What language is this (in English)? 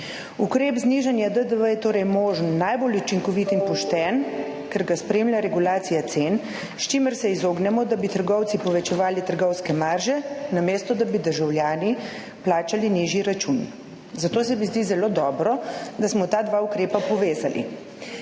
Slovenian